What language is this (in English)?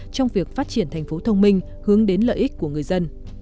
Vietnamese